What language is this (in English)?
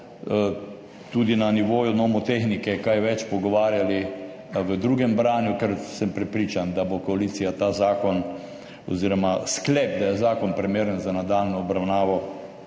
Slovenian